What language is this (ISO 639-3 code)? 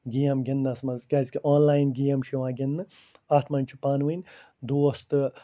kas